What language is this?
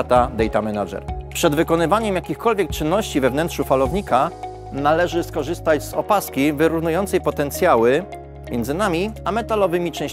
Polish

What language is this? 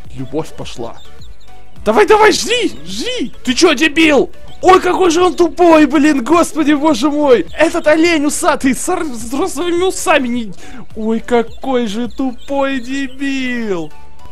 Russian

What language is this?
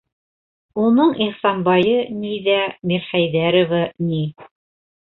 Bashkir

